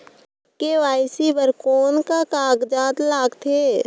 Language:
Chhattisgarhi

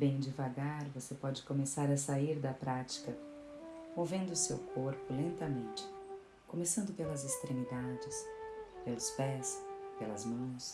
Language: Portuguese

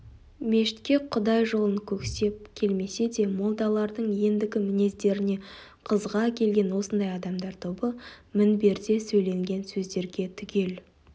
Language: Kazakh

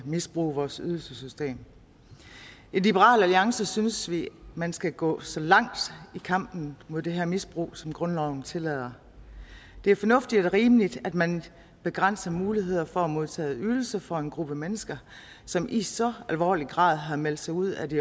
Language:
Danish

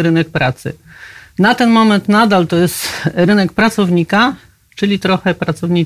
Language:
Polish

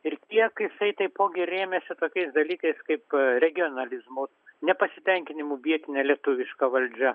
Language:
Lithuanian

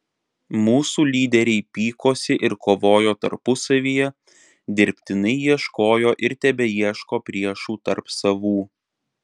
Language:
Lithuanian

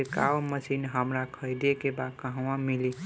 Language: Bhojpuri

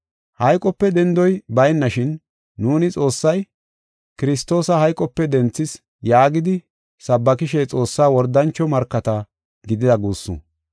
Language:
Gofa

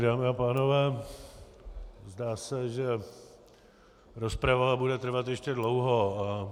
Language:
Czech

